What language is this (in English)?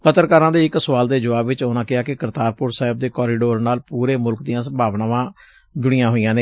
Punjabi